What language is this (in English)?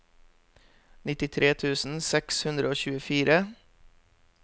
Norwegian